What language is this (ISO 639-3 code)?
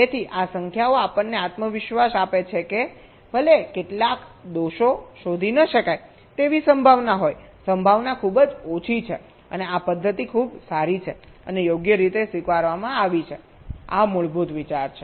guj